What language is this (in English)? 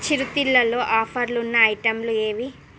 Telugu